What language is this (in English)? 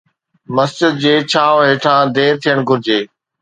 Sindhi